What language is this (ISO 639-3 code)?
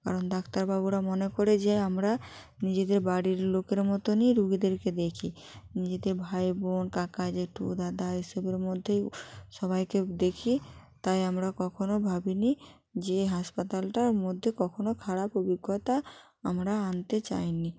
ben